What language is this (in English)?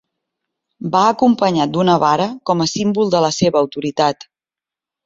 Catalan